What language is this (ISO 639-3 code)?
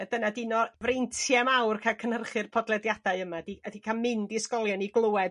cym